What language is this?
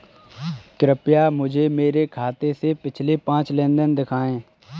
Hindi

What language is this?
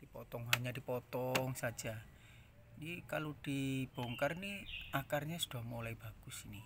Indonesian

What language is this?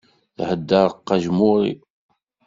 Kabyle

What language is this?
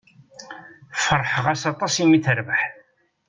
Kabyle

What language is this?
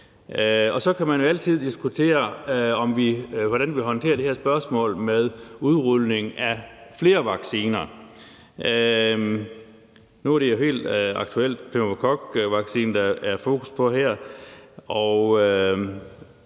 Danish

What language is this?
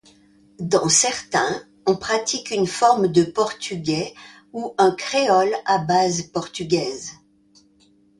French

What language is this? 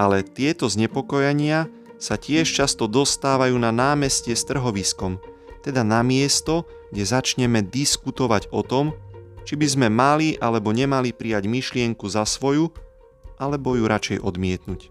Slovak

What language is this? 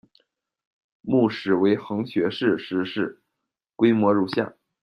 Chinese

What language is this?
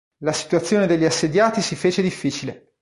Italian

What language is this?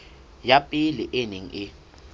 Southern Sotho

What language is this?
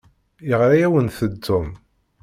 Kabyle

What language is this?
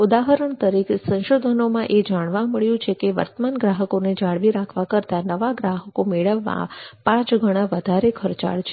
Gujarati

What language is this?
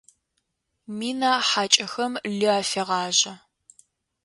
Adyghe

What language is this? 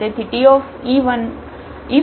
Gujarati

